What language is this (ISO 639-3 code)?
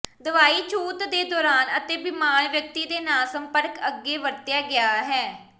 pan